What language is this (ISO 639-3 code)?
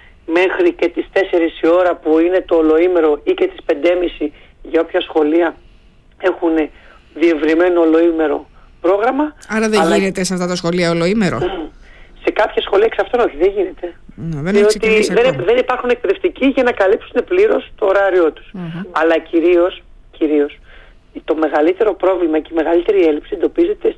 ell